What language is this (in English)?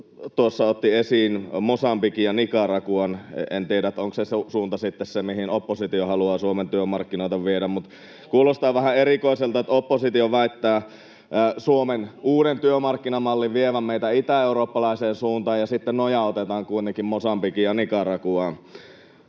Finnish